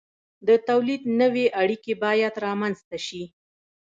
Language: Pashto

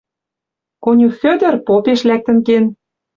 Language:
Western Mari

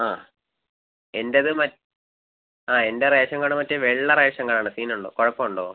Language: Malayalam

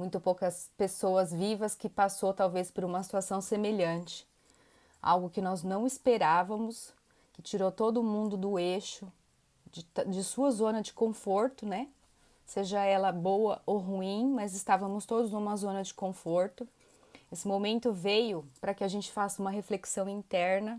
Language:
Portuguese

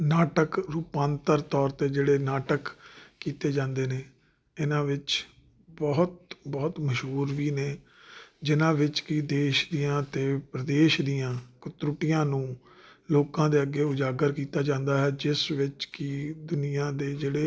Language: Punjabi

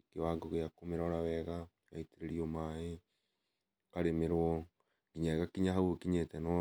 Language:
Kikuyu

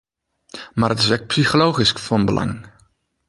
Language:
Western Frisian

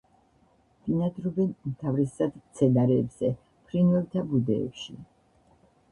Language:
Georgian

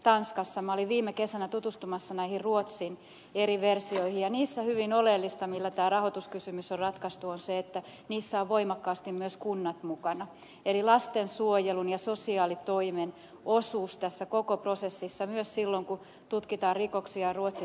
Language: Finnish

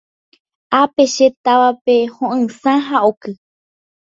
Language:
Guarani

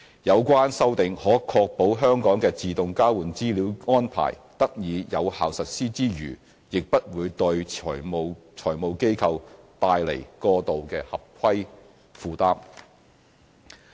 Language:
Cantonese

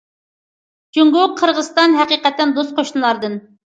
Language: Uyghur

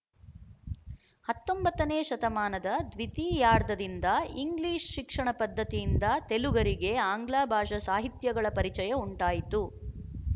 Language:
Kannada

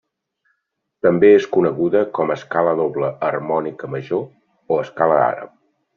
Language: Catalan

